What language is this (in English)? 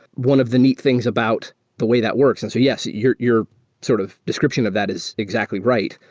English